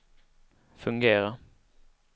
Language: Swedish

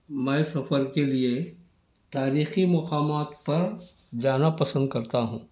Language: Urdu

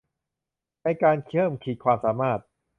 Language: Thai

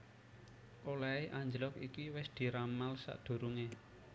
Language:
Javanese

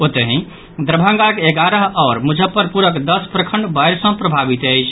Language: Maithili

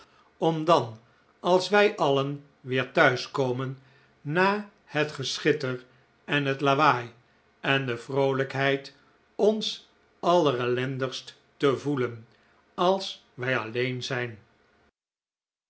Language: Dutch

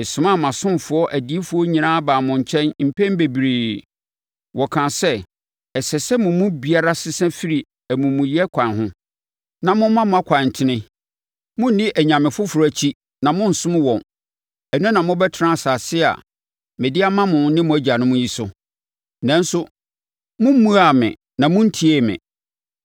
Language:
Akan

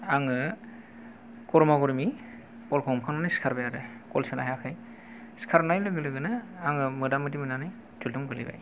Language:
Bodo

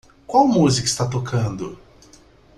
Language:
Portuguese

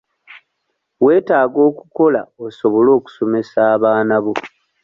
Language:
Ganda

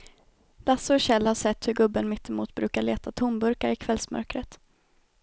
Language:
Swedish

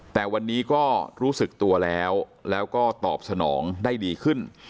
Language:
Thai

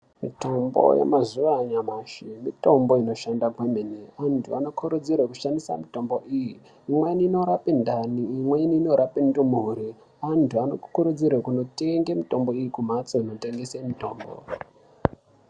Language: Ndau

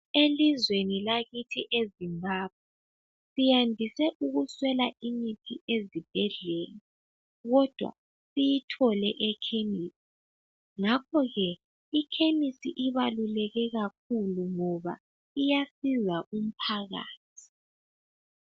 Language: North Ndebele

